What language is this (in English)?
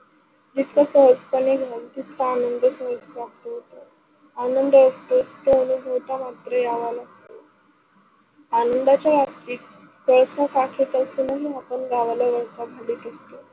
Marathi